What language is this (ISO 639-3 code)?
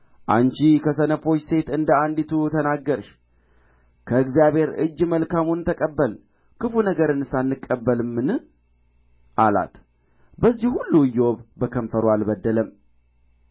amh